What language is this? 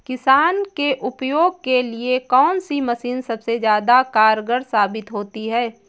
Hindi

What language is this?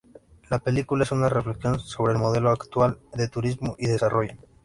Spanish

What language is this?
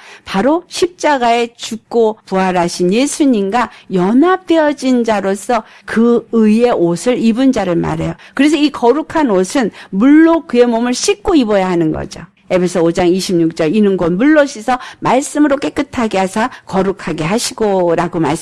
Korean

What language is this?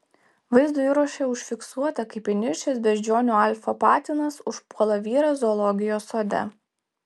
Lithuanian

